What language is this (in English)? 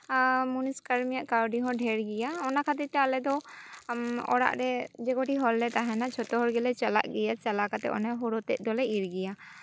Santali